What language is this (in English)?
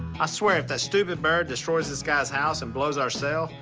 English